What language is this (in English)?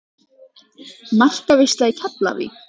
Icelandic